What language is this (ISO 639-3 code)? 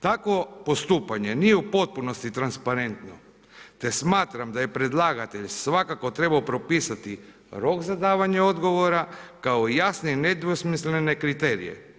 hrv